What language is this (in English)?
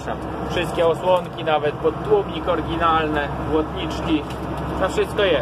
Polish